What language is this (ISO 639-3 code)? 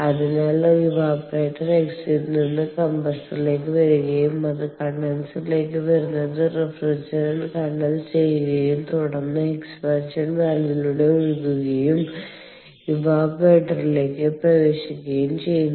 mal